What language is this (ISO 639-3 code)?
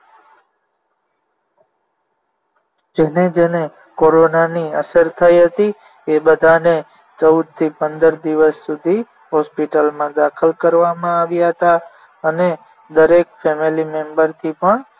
guj